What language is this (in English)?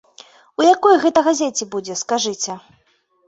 Belarusian